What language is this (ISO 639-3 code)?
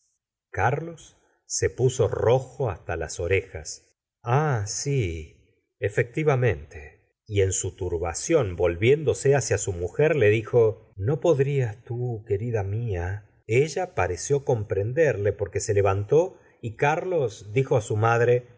spa